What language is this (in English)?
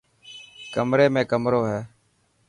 Dhatki